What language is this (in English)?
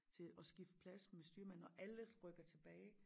Danish